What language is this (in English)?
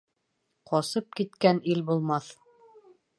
Bashkir